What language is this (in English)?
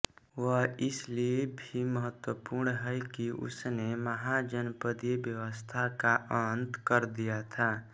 Hindi